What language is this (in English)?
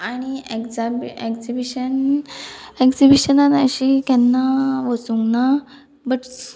Konkani